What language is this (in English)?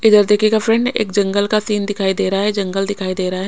Hindi